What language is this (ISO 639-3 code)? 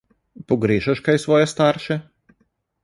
slv